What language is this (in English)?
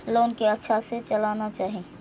Maithili